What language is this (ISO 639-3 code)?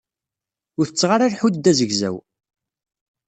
kab